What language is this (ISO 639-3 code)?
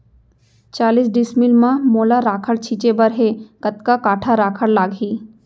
hne